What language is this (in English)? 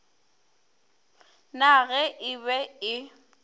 Northern Sotho